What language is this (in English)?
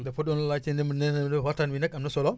Wolof